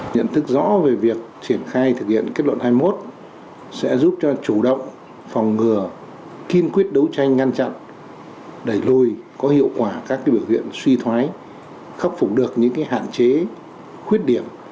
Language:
Vietnamese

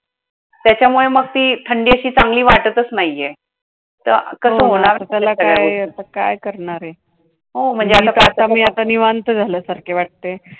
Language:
Marathi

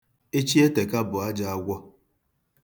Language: Igbo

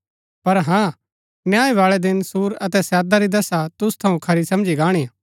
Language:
Gaddi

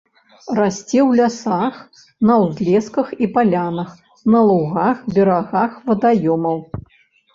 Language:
Belarusian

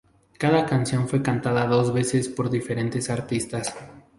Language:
Spanish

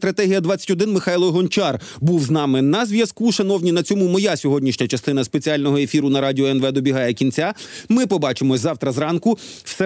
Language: Ukrainian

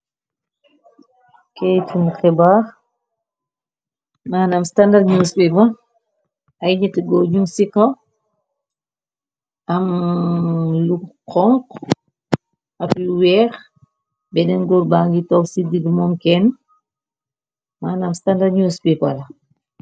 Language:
Wolof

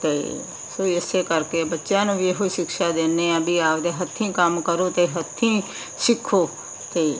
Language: Punjabi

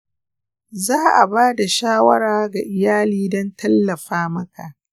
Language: Hausa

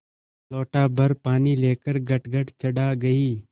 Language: Hindi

